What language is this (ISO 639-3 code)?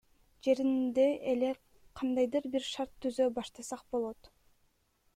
kir